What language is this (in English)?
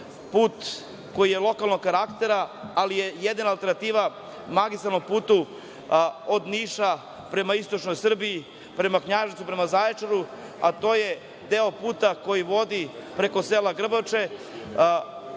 Serbian